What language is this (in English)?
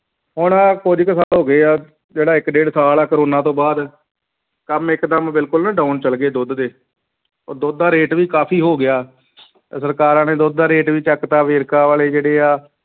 Punjabi